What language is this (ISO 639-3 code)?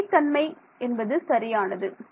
tam